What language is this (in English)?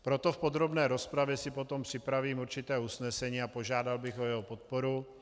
Czech